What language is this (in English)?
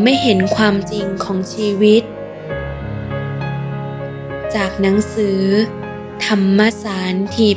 Thai